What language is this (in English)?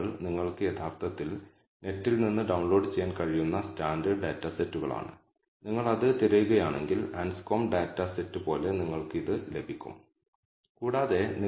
Malayalam